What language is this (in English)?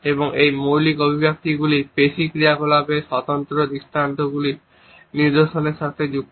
Bangla